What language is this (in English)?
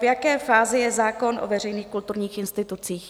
Czech